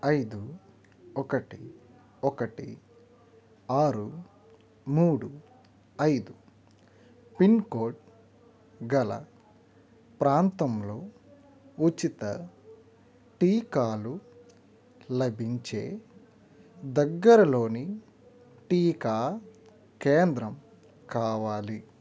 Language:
Telugu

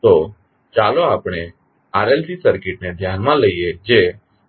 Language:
Gujarati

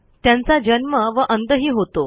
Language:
Marathi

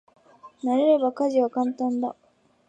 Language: Japanese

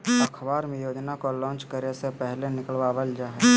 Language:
Magahi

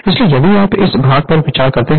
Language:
Hindi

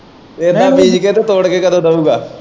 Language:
Punjabi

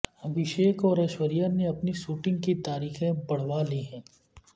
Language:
Urdu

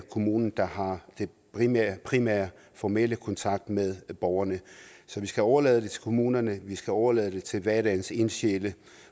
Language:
Danish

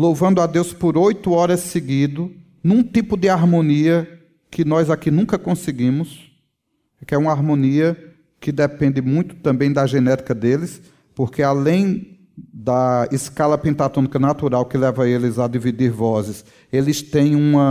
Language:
Portuguese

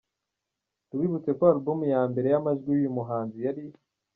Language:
Kinyarwanda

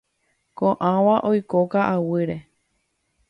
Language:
Guarani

